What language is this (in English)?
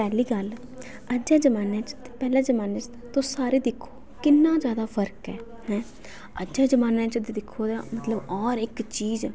Dogri